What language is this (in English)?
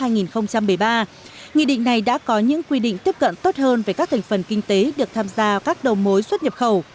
Vietnamese